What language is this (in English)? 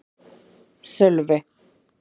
Icelandic